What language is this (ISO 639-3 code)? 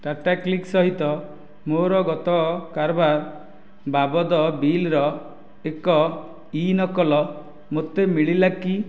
ori